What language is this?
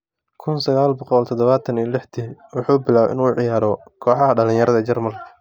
Somali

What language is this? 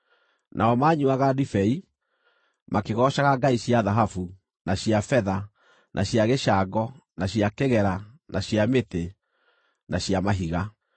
Kikuyu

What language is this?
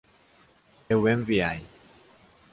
Portuguese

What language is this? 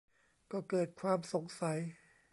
Thai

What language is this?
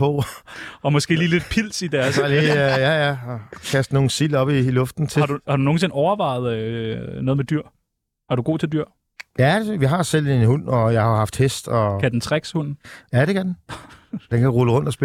Danish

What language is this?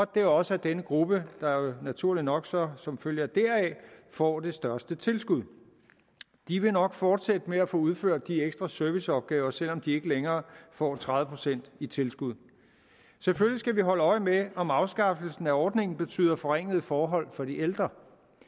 Danish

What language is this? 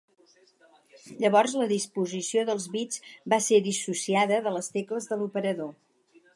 Catalan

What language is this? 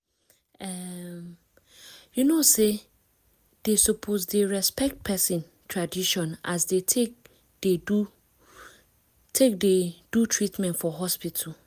Nigerian Pidgin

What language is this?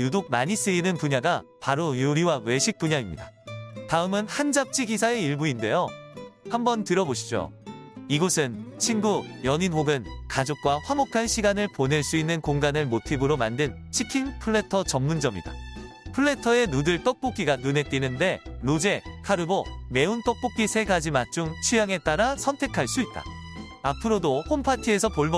Korean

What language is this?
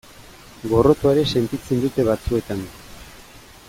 Basque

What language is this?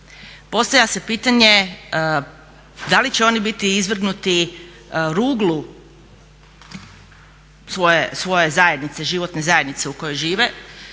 Croatian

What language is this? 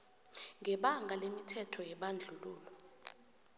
South Ndebele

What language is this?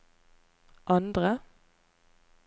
Norwegian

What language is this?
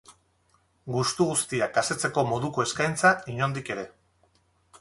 Basque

